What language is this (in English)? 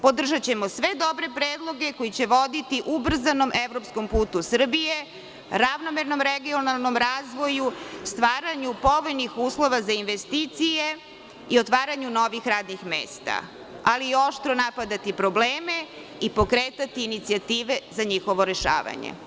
Serbian